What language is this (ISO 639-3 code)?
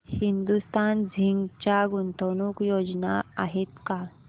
mar